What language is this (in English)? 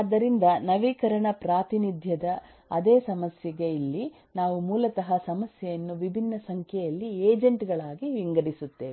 Kannada